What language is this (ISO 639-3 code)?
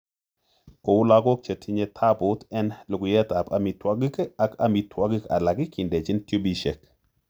kln